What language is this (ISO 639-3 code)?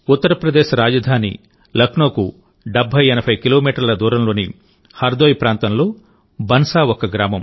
tel